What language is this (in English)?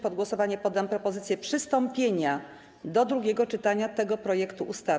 Polish